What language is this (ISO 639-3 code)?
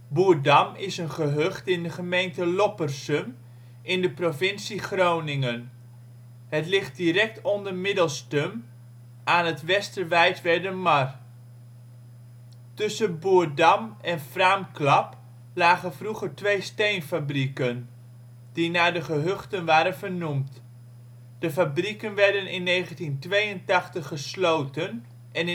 nld